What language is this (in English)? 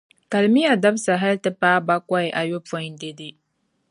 Dagbani